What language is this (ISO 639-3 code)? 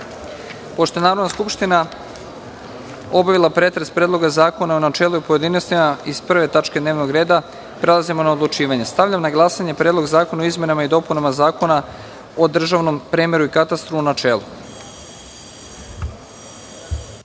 srp